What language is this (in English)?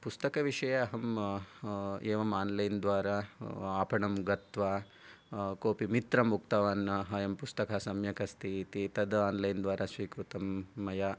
Sanskrit